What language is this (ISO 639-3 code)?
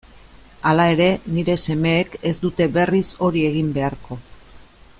eus